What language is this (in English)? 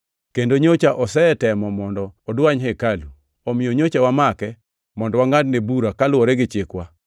Luo (Kenya and Tanzania)